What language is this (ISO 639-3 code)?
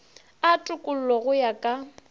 nso